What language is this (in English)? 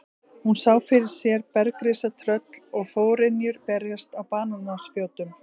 Icelandic